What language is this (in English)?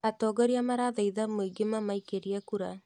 Kikuyu